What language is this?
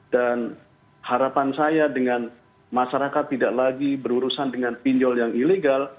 Indonesian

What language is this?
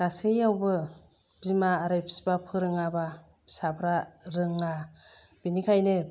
Bodo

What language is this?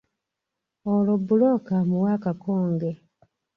Ganda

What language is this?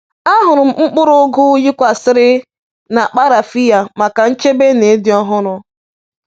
Igbo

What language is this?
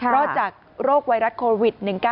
Thai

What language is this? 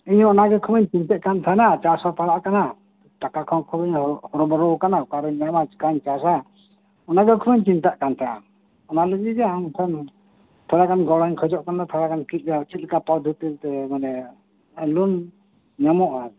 Santali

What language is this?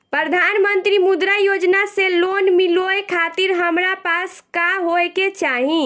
Bhojpuri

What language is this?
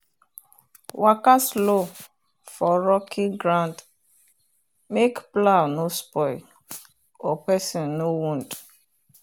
Nigerian Pidgin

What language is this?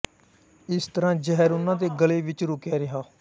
Punjabi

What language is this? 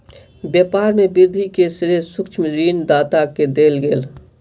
Maithili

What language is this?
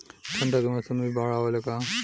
Bhojpuri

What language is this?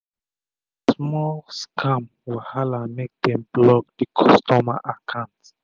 Nigerian Pidgin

